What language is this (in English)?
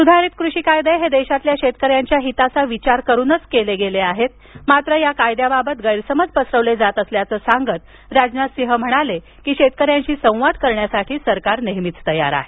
Marathi